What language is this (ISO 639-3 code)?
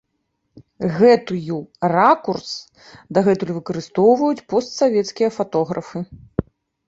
bel